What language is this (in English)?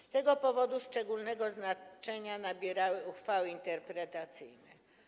Polish